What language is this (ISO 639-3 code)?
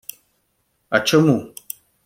ukr